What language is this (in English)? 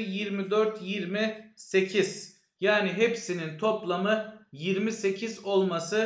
Turkish